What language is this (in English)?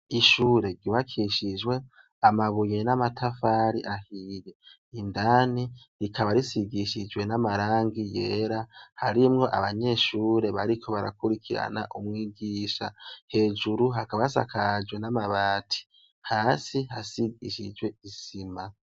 Rundi